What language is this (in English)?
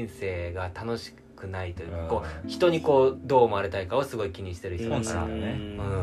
Japanese